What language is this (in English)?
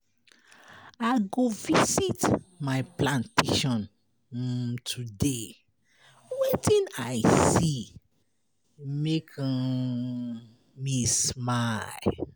Nigerian Pidgin